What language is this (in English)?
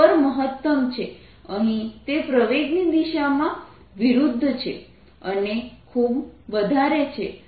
Gujarati